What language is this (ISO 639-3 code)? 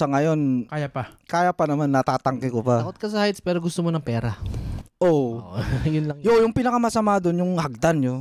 fil